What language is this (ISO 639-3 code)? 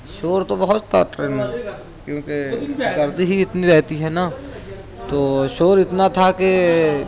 urd